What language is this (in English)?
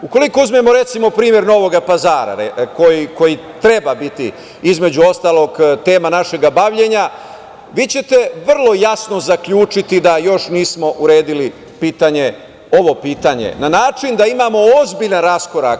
Serbian